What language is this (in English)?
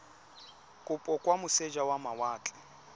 Tswana